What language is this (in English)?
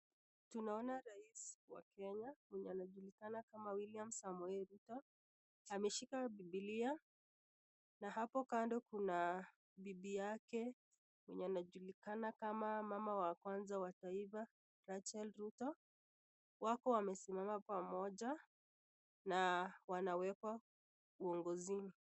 Swahili